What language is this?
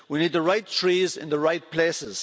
English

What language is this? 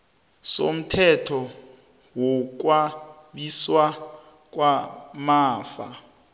South Ndebele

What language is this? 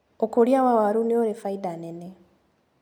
Kikuyu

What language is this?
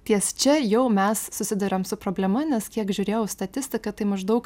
Lithuanian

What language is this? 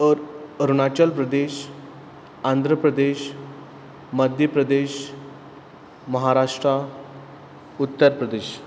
Konkani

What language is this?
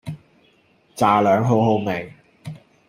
Cantonese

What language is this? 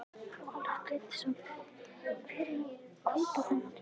Icelandic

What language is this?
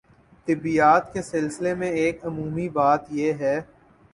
Urdu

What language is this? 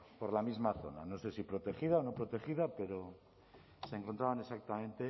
Spanish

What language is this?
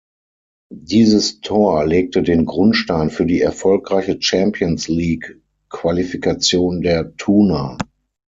German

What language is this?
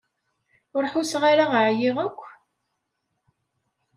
Kabyle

